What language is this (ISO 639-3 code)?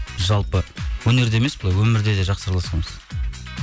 kaz